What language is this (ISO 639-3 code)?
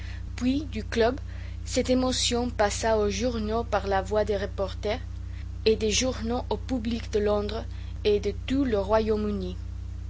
fra